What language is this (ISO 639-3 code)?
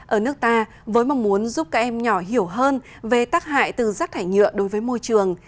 vie